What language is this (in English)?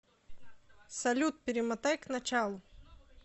Russian